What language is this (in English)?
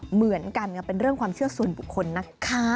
Thai